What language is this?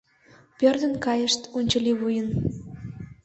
Mari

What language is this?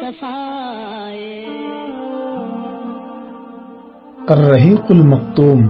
Urdu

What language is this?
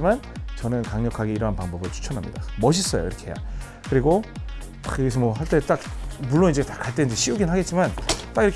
Korean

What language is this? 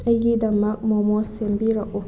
Manipuri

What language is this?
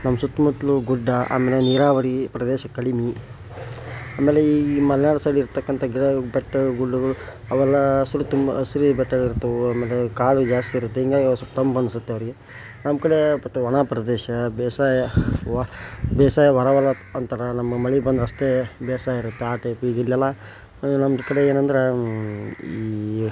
Kannada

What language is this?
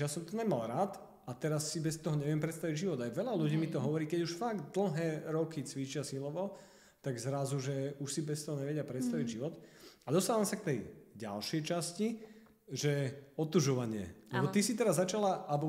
Slovak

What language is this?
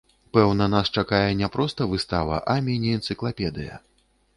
Belarusian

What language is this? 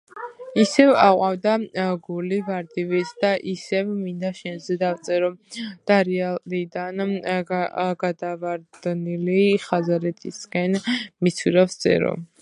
Georgian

